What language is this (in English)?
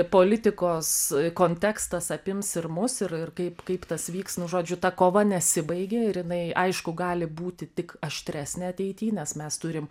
Lithuanian